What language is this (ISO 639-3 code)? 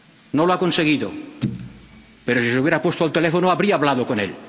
spa